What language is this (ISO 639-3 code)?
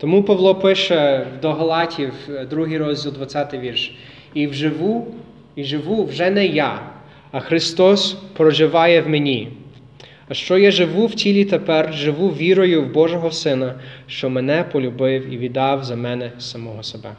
ukr